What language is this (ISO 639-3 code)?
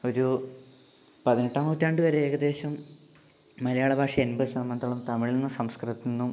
mal